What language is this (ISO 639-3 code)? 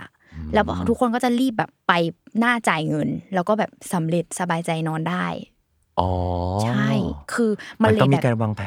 tha